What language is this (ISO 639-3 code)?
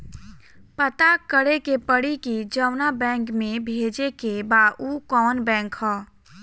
bho